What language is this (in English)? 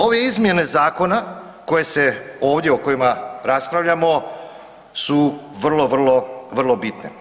Croatian